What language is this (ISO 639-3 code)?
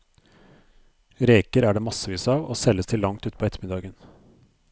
nor